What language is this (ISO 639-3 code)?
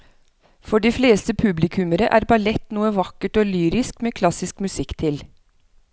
nor